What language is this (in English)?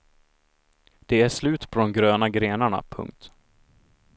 Swedish